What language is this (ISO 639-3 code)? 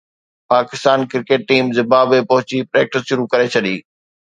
snd